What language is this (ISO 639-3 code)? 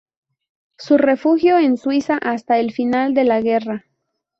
spa